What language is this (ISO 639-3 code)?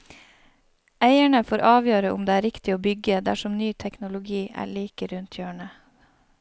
nor